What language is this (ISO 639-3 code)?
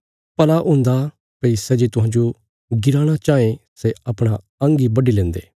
kfs